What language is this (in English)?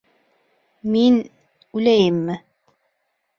Bashkir